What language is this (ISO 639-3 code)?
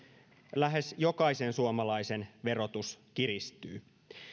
fin